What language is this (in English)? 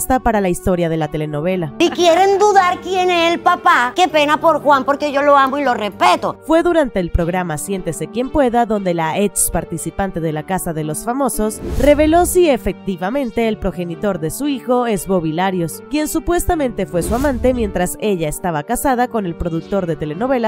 Spanish